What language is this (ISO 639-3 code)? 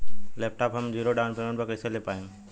bho